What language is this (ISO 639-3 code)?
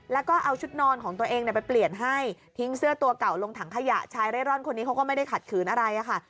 tha